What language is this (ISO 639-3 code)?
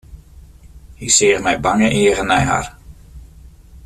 fry